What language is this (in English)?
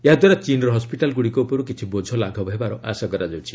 Odia